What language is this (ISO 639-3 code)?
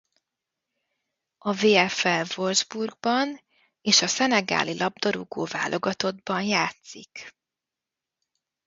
hun